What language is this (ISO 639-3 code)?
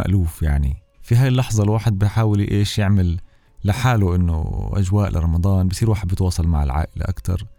ara